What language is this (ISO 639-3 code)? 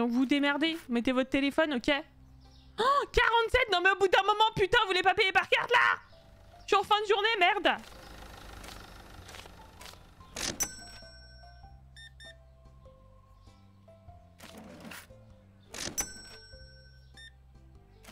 fra